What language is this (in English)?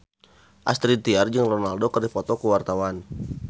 Sundanese